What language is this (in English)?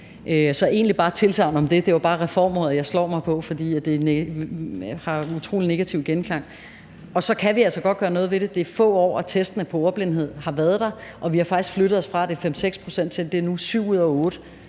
Danish